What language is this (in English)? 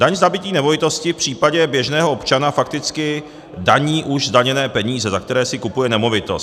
Czech